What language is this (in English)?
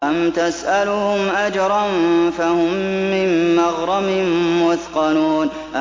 Arabic